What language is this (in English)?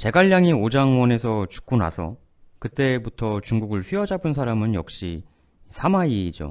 Korean